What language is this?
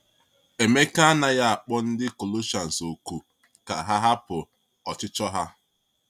Igbo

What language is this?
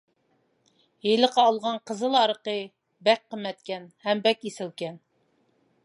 Uyghur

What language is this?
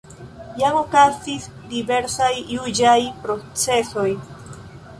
Esperanto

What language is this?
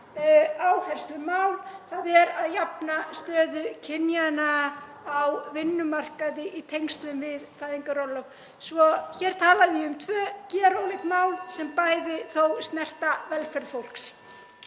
Icelandic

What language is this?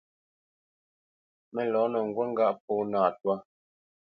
Bamenyam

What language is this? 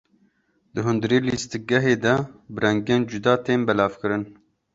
Kurdish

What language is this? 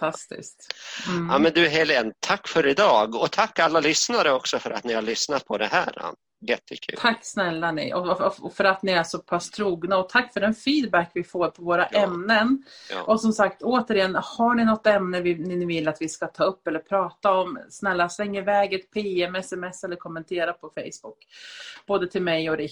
Swedish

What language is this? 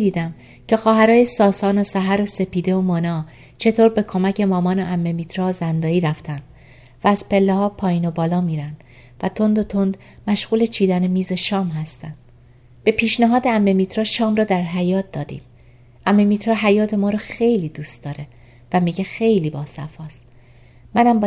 Persian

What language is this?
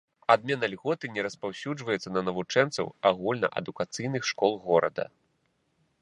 Belarusian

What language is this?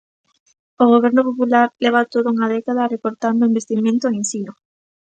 Galician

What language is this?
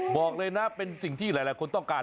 Thai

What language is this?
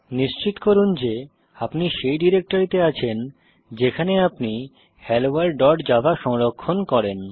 Bangla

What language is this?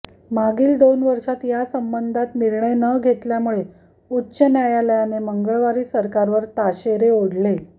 Marathi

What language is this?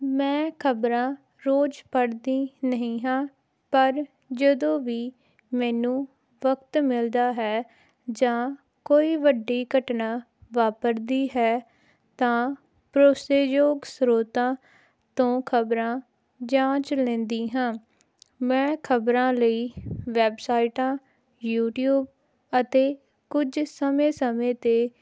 Punjabi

